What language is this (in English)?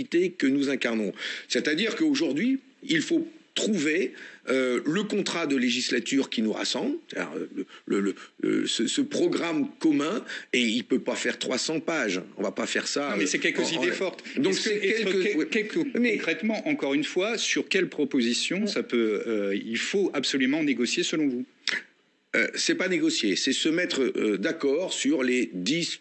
French